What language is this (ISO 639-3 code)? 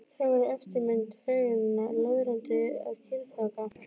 isl